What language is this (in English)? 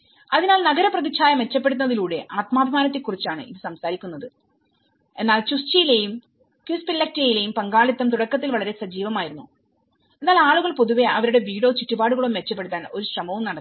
Malayalam